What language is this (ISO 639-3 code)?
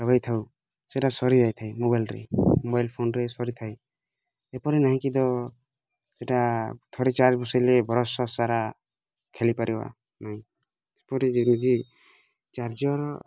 ori